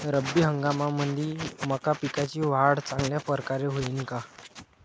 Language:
Marathi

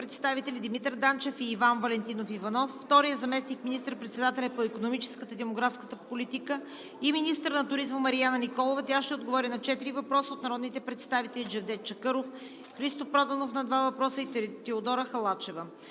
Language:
Bulgarian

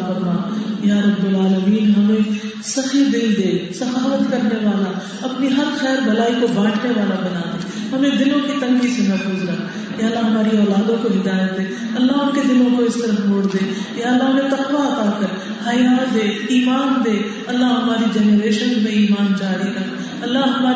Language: Urdu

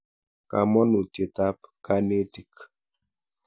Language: Kalenjin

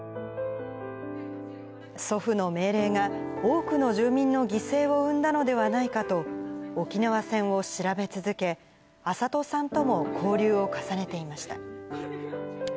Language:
Japanese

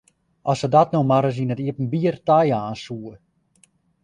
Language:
Western Frisian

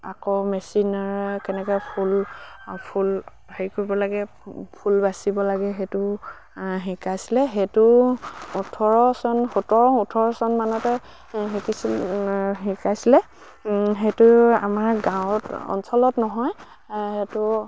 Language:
Assamese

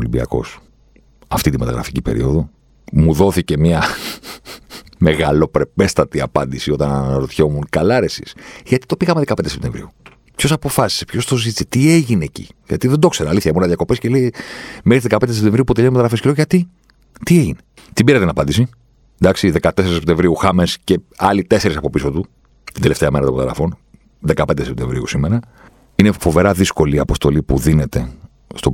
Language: Greek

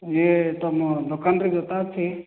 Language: Odia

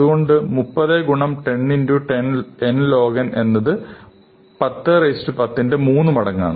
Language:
Malayalam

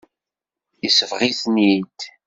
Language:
Kabyle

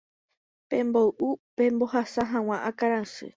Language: Guarani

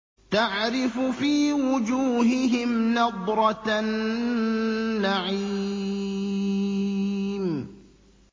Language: Arabic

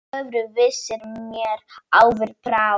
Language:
Icelandic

